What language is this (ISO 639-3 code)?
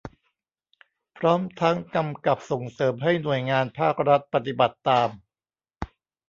tha